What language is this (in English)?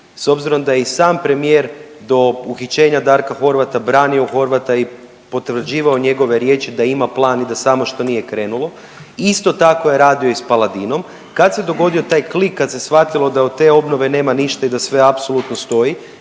Croatian